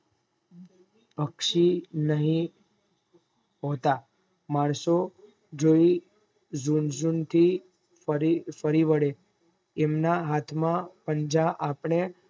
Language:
Gujarati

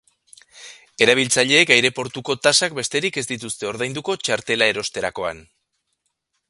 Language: Basque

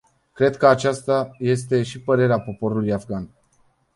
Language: Romanian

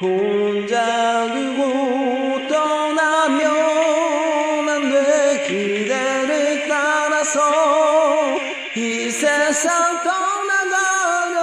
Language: Arabic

